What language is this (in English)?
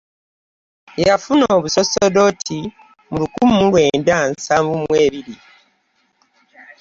Ganda